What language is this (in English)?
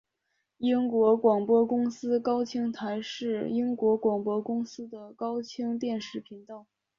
Chinese